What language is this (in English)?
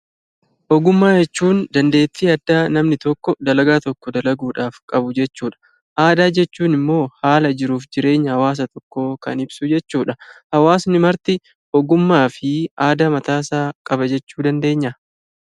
Oromo